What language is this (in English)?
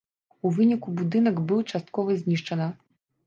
Belarusian